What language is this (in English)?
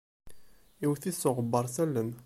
Kabyle